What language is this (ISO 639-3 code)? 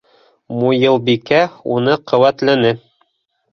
bak